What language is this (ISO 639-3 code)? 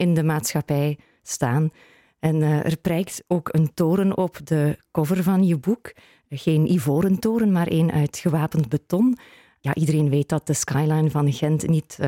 nld